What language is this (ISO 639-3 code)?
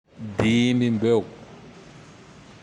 tdx